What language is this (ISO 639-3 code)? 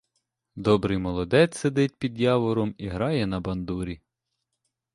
ukr